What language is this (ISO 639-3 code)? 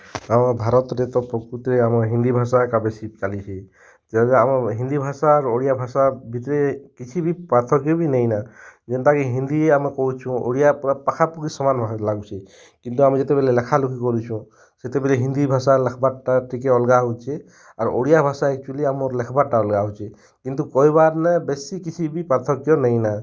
ori